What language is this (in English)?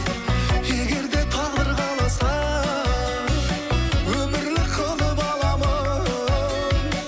Kazakh